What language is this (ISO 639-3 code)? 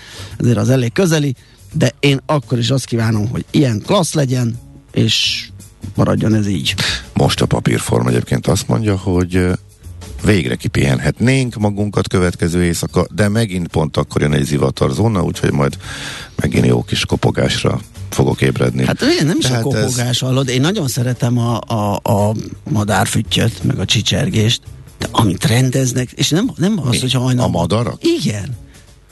hun